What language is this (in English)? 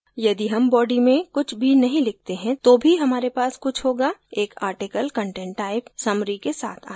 Hindi